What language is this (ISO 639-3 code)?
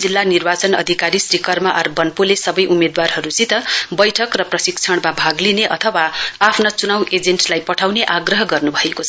nep